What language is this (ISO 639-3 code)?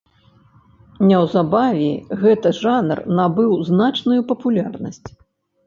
bel